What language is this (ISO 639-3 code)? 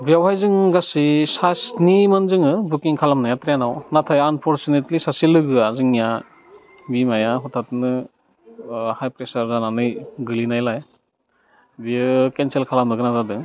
brx